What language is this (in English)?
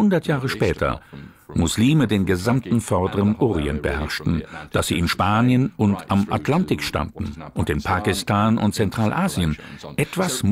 German